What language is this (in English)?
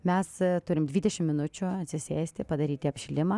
Lithuanian